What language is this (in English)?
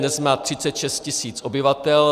Czech